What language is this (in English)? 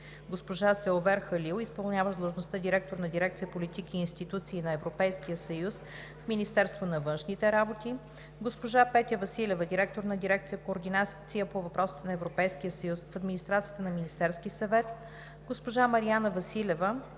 Bulgarian